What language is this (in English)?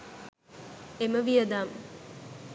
Sinhala